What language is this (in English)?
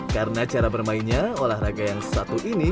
Indonesian